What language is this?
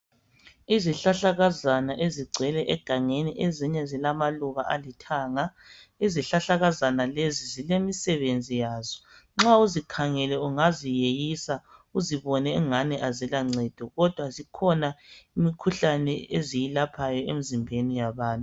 North Ndebele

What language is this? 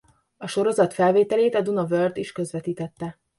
Hungarian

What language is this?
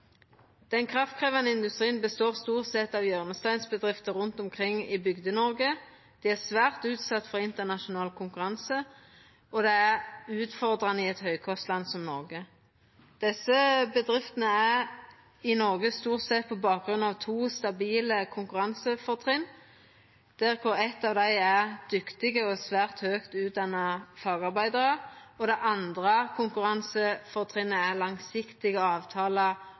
Norwegian Nynorsk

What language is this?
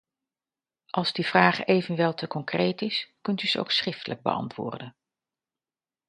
Dutch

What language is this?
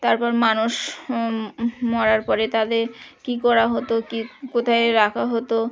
Bangla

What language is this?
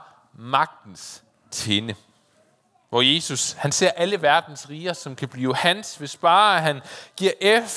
Danish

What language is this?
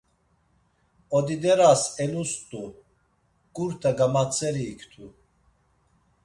Laz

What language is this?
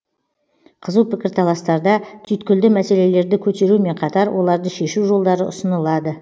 Kazakh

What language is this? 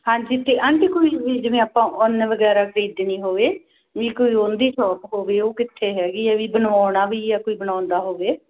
Punjabi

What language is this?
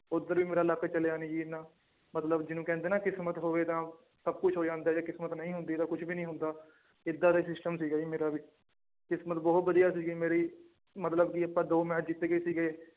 Punjabi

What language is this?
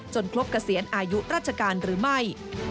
Thai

